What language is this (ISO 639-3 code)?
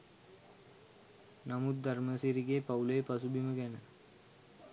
sin